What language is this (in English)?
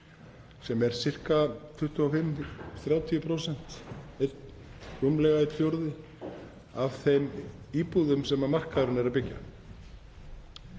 Icelandic